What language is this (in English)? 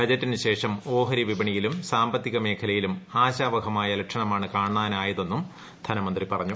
Malayalam